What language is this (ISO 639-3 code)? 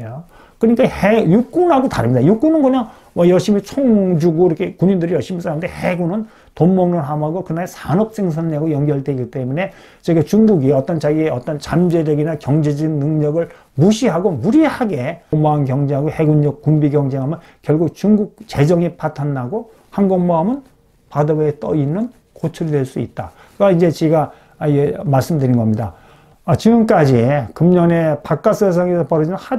kor